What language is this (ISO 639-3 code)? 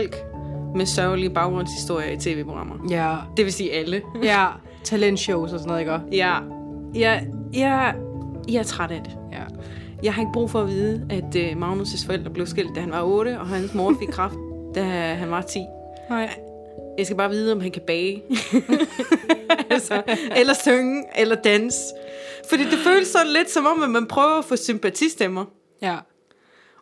dan